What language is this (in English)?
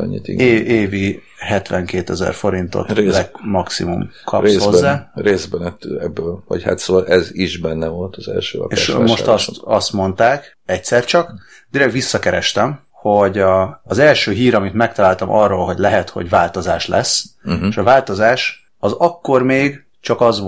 Hungarian